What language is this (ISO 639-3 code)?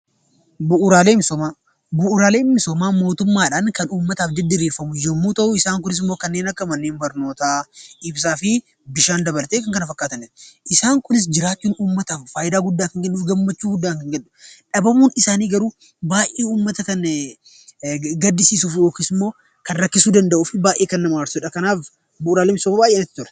orm